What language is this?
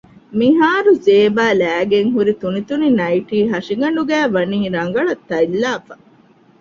Divehi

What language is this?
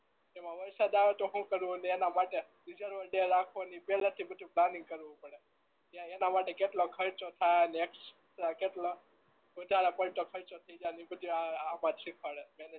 Gujarati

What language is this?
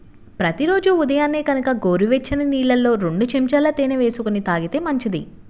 Telugu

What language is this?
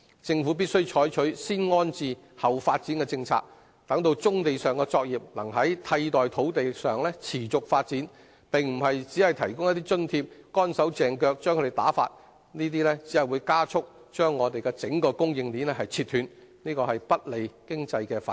Cantonese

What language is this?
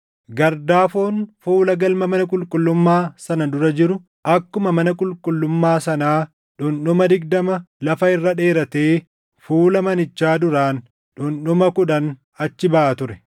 Oromo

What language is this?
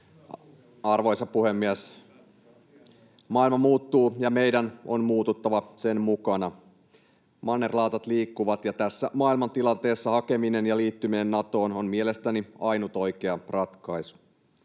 Finnish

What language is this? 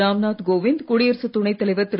Tamil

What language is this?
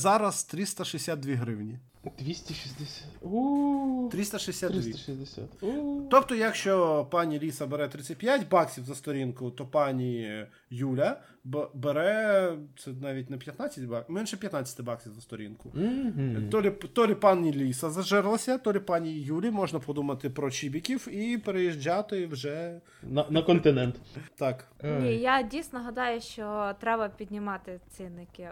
Ukrainian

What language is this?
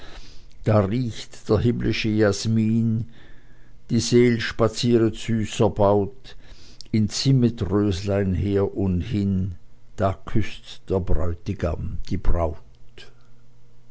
German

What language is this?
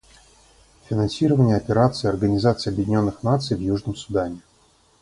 Russian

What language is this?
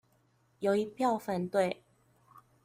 Chinese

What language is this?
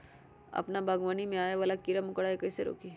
Magahi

